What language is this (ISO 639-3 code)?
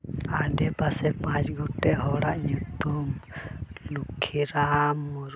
sat